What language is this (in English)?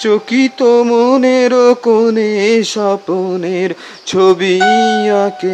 Bangla